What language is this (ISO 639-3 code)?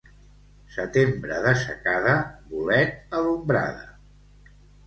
cat